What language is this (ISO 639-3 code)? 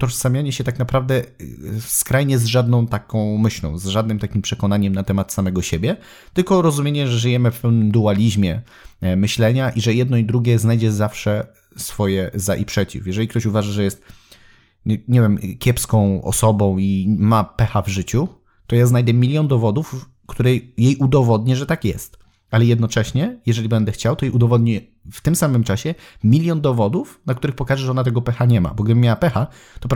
pol